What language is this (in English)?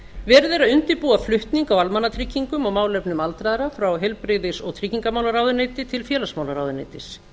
Icelandic